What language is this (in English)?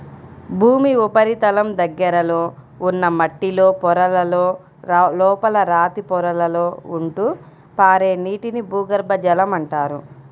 Telugu